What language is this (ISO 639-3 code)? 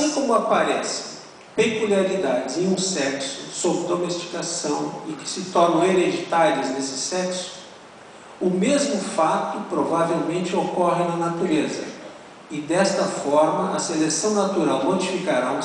por